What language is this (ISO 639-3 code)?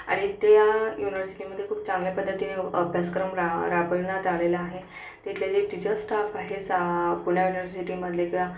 mar